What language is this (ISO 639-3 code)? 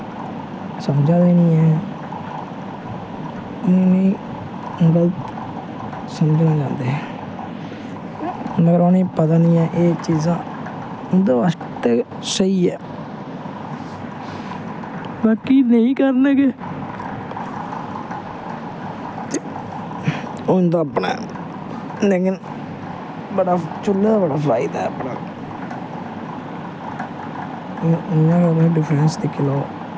doi